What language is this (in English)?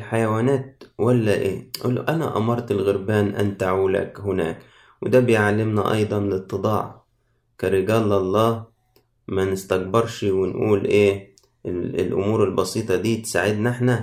Arabic